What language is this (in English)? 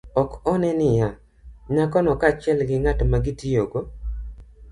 Luo (Kenya and Tanzania)